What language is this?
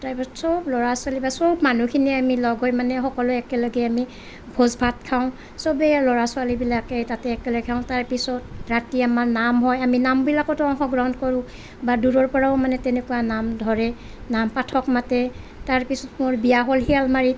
Assamese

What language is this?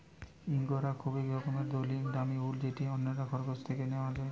Bangla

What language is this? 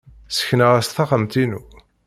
Kabyle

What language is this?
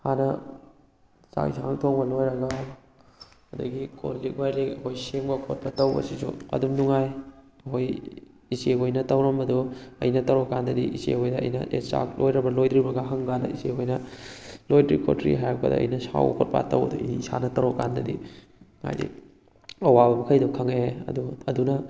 Manipuri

